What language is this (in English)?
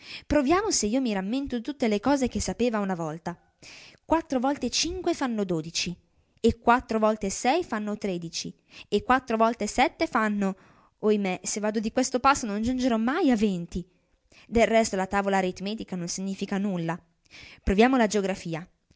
Italian